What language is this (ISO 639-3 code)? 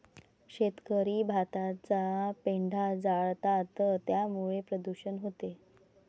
mar